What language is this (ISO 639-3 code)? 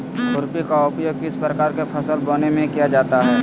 mag